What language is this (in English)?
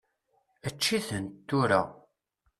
Kabyle